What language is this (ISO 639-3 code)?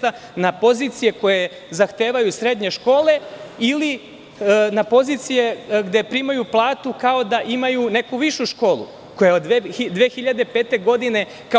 srp